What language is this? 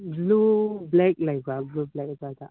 Manipuri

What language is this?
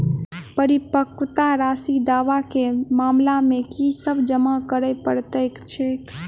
Maithili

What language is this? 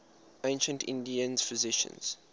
English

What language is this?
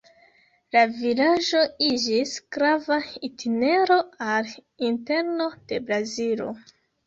Esperanto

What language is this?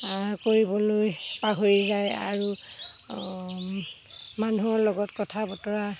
Assamese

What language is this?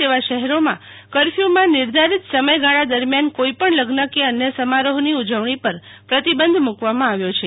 Gujarati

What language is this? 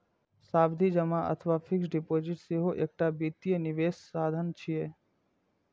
Maithili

